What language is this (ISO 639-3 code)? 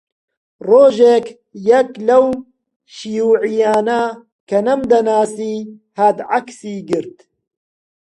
ckb